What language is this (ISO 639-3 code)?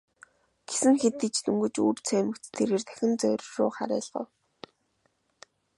mon